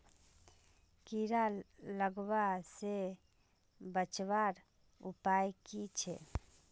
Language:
Magahi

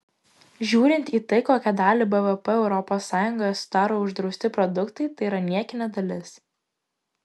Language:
Lithuanian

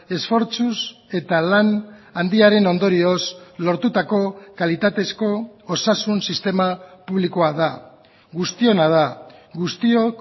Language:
Basque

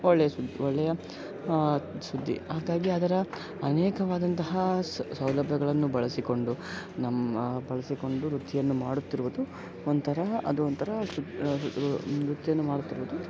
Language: Kannada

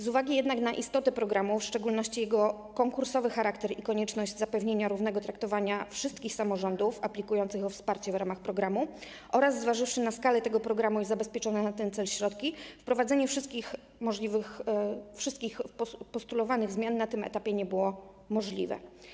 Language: Polish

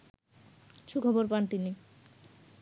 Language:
Bangla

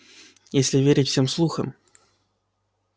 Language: Russian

